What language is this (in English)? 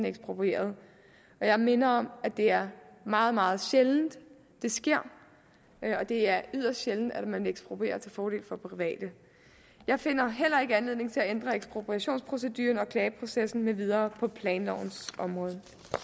Danish